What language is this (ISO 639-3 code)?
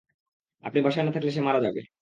ben